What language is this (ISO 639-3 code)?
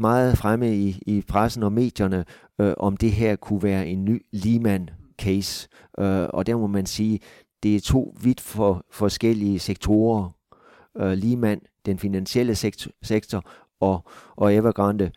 dan